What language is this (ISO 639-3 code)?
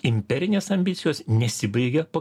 lit